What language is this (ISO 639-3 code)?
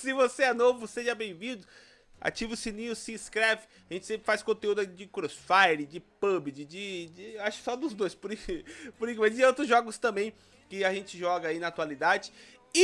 por